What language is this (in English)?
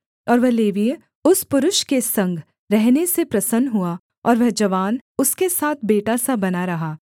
Hindi